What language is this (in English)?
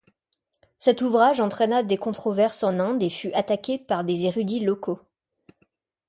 French